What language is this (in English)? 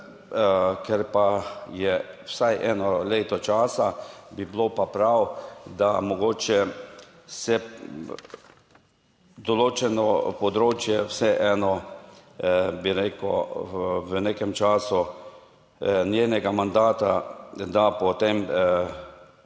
Slovenian